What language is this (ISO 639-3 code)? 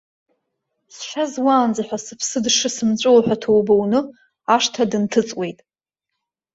abk